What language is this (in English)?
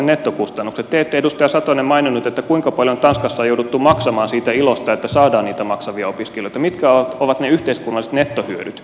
Finnish